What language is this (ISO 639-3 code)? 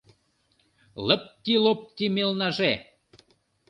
chm